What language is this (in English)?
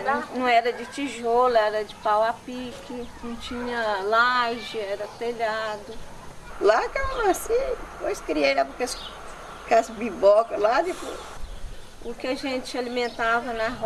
Portuguese